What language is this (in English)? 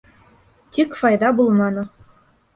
Bashkir